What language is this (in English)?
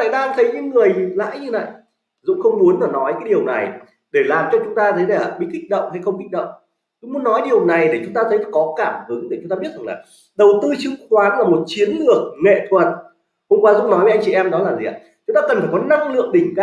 Vietnamese